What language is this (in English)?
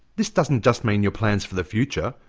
English